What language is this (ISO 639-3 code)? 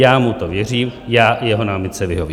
ces